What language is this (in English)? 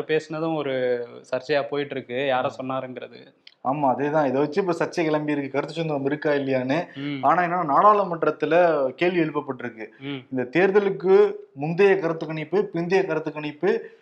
Tamil